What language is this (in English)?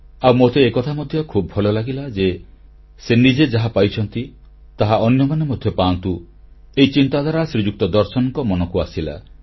Odia